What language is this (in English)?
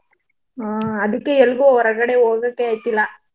Kannada